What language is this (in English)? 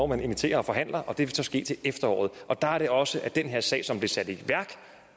Danish